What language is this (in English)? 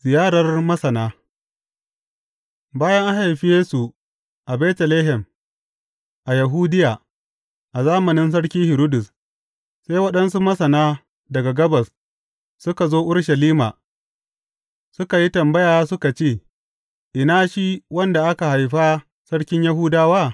Hausa